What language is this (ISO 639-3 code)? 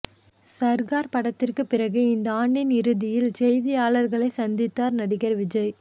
tam